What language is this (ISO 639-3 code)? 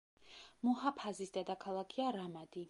kat